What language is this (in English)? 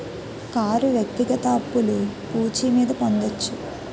Telugu